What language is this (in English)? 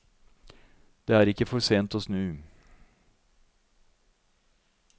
Norwegian